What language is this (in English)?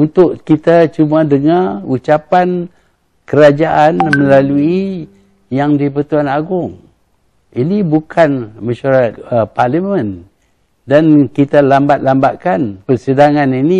Malay